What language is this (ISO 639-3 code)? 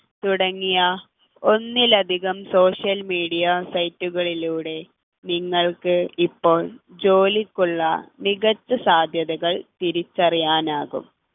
mal